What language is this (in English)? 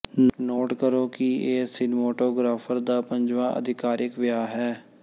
Punjabi